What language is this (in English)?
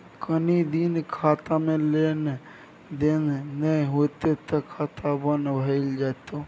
Maithili